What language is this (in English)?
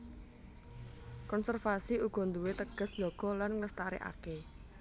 Javanese